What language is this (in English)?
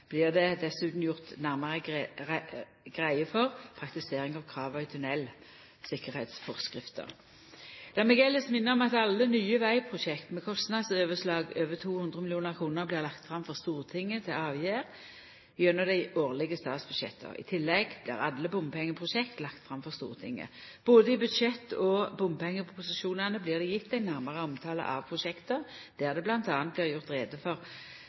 Norwegian Nynorsk